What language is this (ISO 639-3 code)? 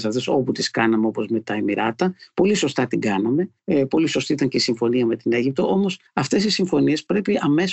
ell